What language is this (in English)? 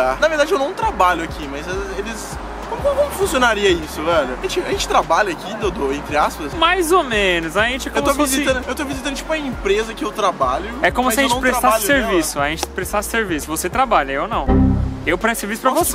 Portuguese